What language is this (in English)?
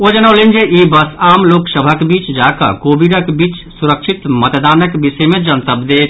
Maithili